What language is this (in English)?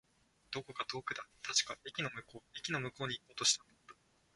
Japanese